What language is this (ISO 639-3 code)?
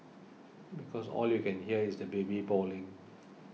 eng